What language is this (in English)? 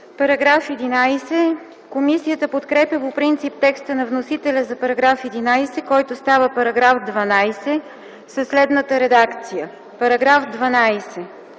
Bulgarian